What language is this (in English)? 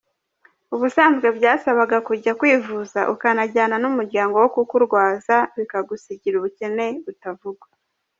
Kinyarwanda